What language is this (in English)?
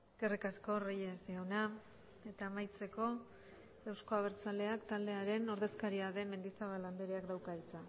Basque